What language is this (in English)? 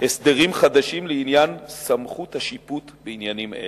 Hebrew